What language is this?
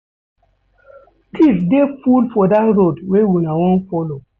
Nigerian Pidgin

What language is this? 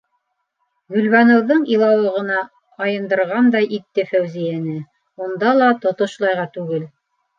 Bashkir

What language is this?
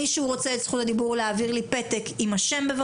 Hebrew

